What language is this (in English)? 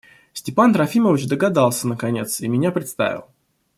Russian